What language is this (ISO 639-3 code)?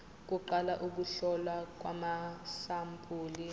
zul